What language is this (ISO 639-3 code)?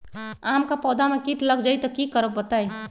mag